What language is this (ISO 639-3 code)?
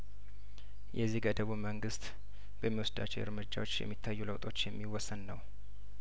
amh